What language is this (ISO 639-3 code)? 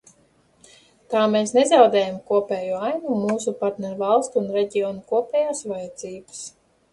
lav